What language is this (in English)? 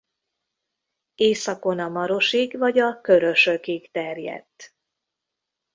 Hungarian